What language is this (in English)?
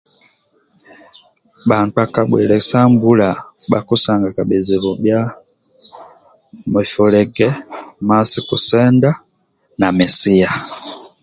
Amba (Uganda)